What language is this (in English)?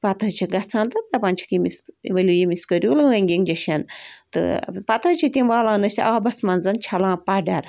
Kashmiri